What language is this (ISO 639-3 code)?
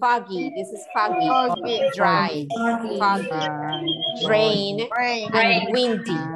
spa